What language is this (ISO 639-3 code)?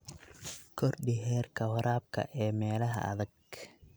som